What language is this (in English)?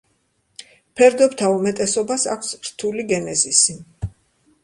Georgian